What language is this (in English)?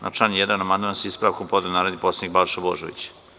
Serbian